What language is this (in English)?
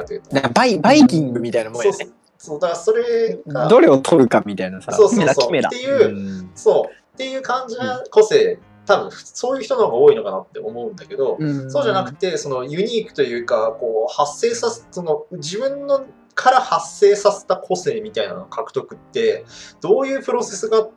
Japanese